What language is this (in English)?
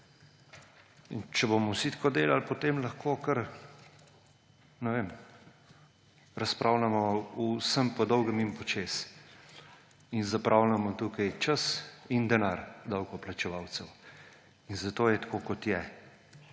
Slovenian